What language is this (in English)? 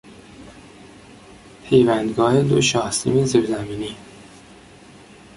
Persian